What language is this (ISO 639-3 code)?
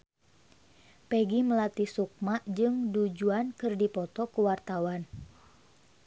sun